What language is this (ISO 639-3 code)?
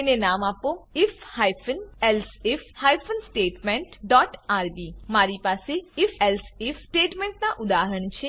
guj